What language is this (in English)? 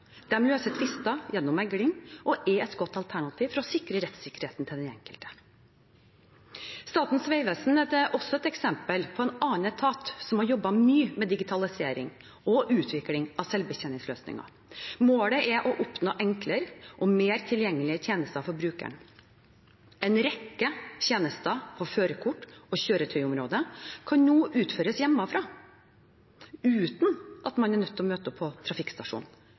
Norwegian Bokmål